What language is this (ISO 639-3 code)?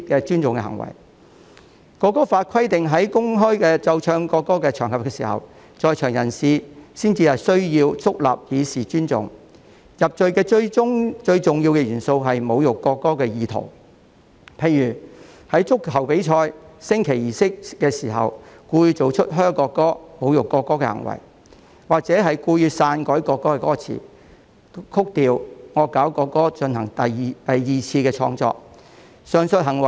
yue